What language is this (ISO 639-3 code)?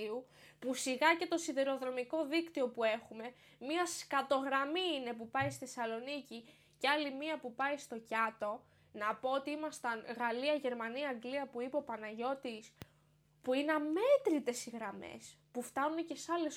ell